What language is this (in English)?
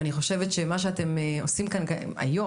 Hebrew